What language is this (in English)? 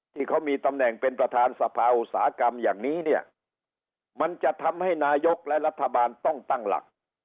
Thai